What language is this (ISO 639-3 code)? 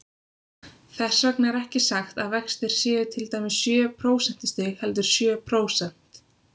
isl